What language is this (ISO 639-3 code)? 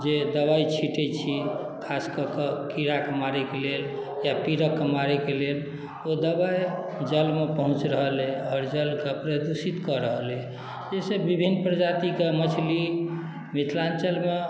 mai